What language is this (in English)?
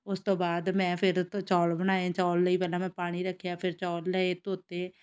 Punjabi